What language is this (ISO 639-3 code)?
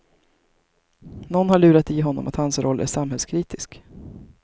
swe